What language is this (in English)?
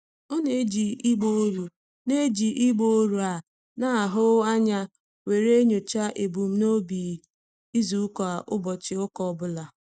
Igbo